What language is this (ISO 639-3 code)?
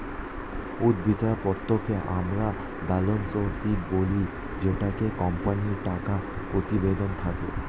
ben